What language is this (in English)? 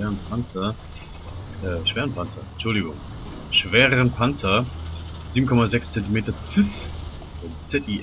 German